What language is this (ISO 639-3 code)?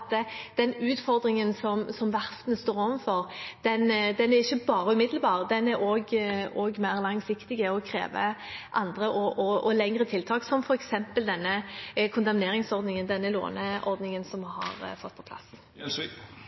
nob